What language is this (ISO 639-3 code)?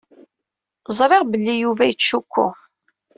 kab